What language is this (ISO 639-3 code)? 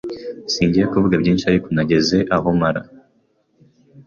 kin